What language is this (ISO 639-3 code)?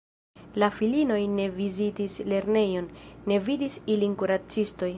epo